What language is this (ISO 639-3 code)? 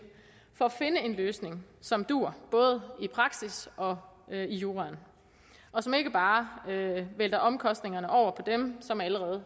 dan